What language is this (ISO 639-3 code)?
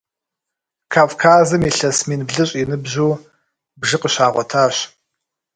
kbd